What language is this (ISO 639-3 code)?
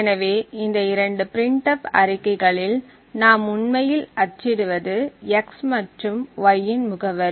tam